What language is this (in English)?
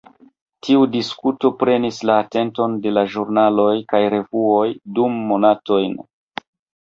Esperanto